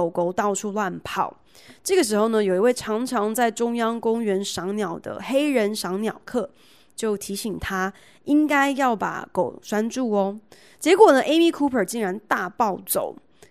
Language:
Chinese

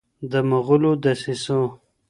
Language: Pashto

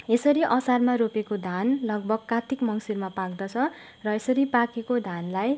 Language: Nepali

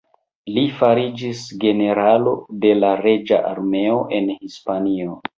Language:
Esperanto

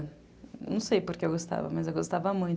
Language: Portuguese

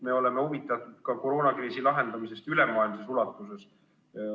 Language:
Estonian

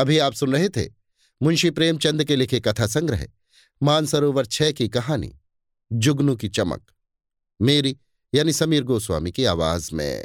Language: Hindi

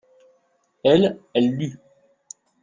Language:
French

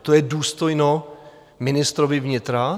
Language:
Czech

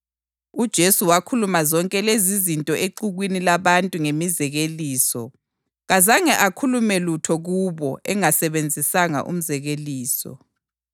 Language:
North Ndebele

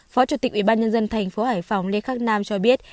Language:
Vietnamese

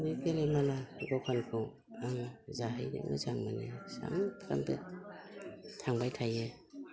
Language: Bodo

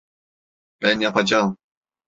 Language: Turkish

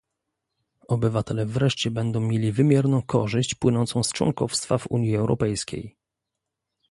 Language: Polish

